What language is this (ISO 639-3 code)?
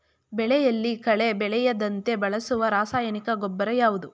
kan